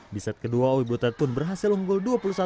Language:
Indonesian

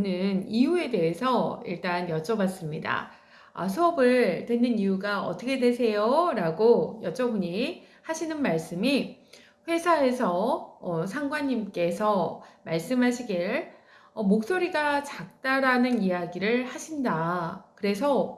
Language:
Korean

